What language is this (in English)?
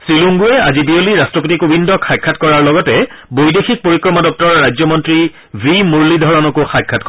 Assamese